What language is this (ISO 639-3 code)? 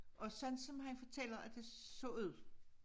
dan